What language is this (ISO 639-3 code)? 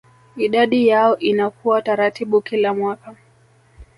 swa